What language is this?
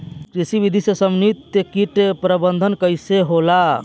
Bhojpuri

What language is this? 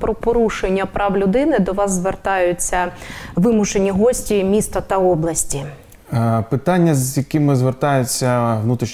Ukrainian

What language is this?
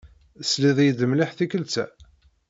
Kabyle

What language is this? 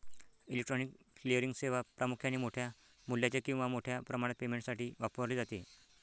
Marathi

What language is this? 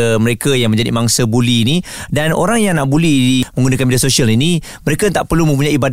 Malay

